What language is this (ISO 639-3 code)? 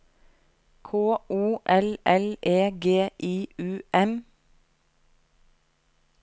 nor